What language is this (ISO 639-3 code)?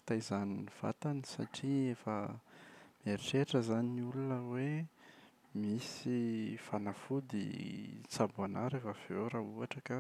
mlg